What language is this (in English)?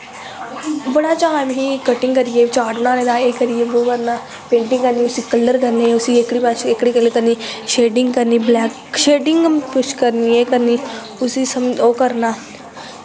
Dogri